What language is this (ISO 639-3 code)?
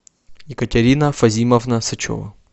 rus